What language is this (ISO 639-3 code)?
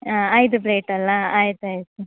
kan